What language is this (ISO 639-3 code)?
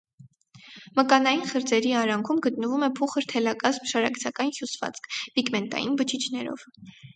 hye